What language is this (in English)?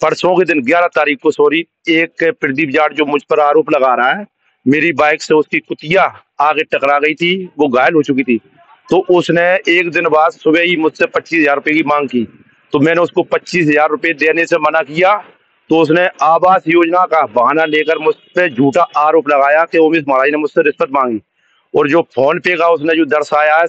Hindi